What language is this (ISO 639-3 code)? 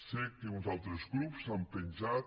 cat